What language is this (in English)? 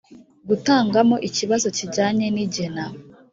Kinyarwanda